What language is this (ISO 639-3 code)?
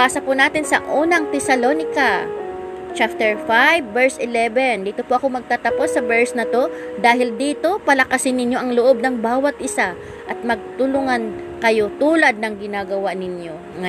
fil